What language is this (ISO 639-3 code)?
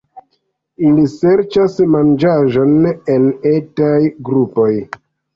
epo